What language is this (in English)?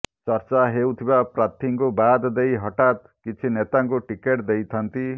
Odia